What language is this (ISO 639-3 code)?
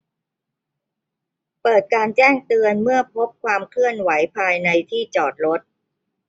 tha